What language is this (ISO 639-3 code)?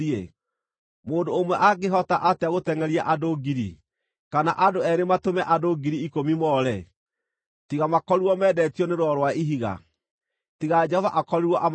kik